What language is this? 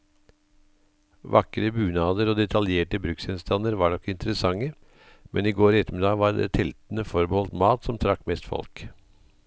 Norwegian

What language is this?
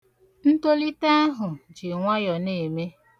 Igbo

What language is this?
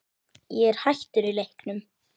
Icelandic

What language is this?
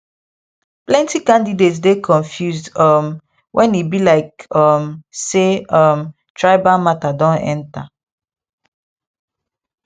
Nigerian Pidgin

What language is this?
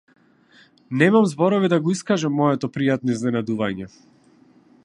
Macedonian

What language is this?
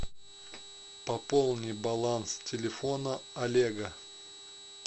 Russian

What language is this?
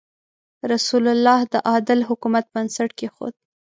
Pashto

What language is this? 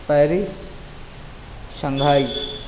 Urdu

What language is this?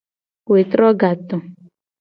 Gen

